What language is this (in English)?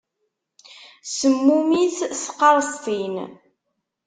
Kabyle